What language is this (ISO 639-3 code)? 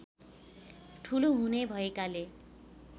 nep